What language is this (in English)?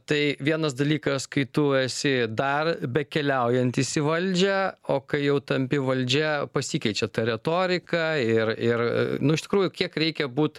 Lithuanian